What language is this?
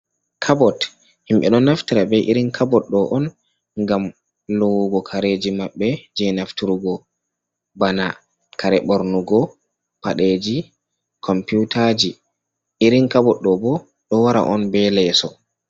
Fula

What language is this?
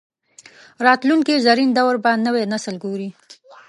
Pashto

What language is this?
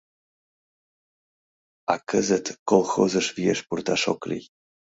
Mari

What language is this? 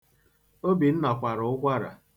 Igbo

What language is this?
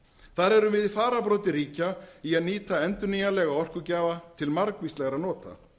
Icelandic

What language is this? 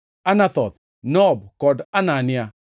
Luo (Kenya and Tanzania)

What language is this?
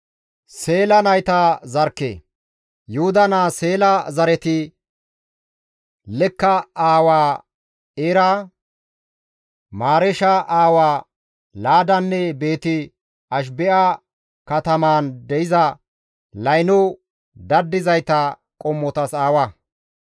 Gamo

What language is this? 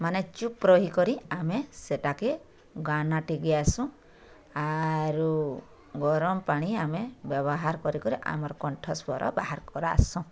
Odia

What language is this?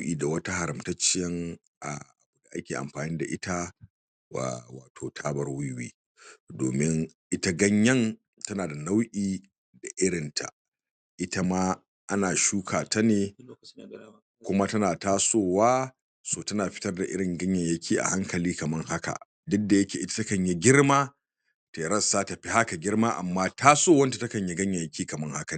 Hausa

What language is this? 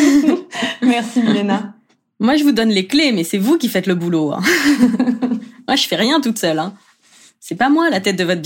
French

